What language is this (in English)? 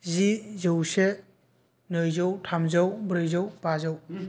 Bodo